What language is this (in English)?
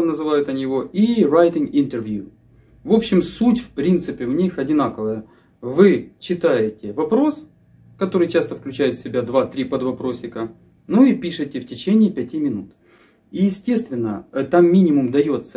Russian